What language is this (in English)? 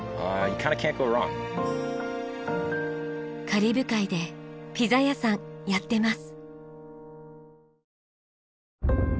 Japanese